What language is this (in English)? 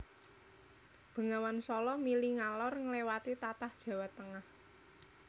Javanese